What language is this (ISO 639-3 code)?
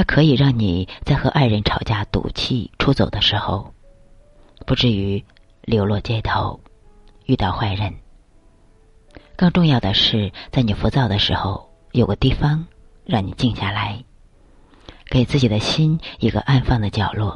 zho